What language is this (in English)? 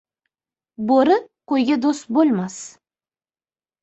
Uzbek